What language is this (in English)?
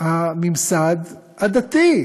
Hebrew